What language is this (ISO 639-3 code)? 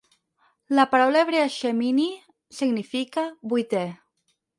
cat